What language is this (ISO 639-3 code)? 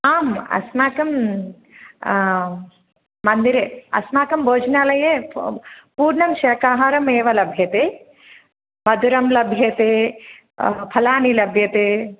san